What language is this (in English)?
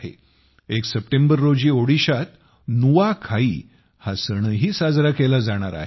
Marathi